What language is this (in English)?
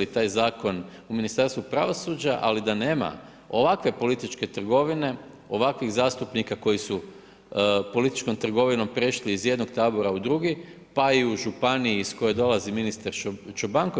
Croatian